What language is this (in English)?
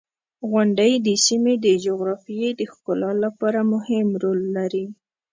Pashto